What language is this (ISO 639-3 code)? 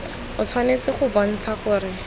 tsn